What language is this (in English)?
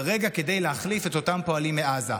Hebrew